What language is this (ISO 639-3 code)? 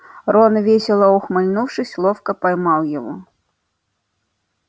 rus